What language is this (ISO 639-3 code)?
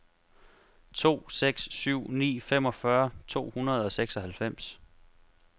dan